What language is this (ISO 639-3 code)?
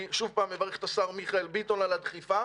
heb